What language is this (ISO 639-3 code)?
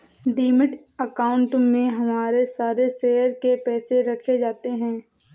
hin